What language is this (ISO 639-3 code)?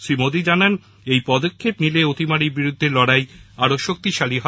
ben